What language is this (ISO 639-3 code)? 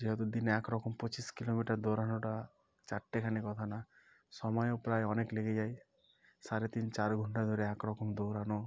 ben